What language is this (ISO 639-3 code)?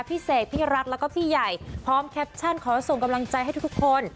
tha